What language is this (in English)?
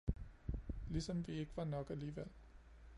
Danish